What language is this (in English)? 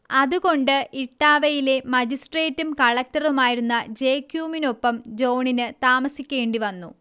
Malayalam